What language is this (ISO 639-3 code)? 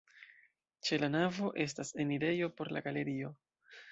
epo